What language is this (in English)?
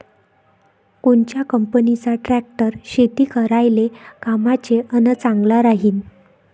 Marathi